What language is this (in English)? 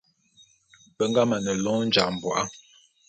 Bulu